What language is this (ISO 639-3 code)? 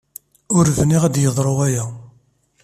kab